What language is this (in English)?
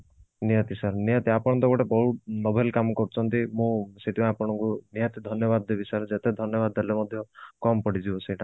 Odia